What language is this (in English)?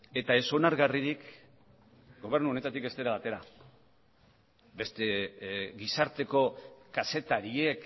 Basque